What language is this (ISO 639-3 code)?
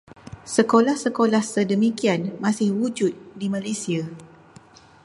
msa